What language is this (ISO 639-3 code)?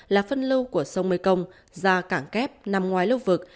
vie